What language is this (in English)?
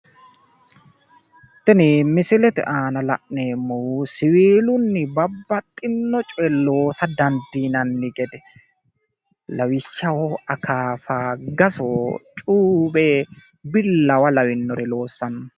Sidamo